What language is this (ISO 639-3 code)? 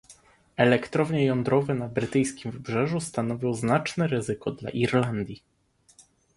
pol